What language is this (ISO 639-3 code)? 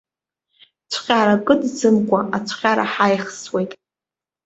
abk